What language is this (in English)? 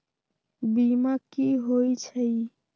Magahi